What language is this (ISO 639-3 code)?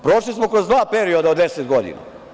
srp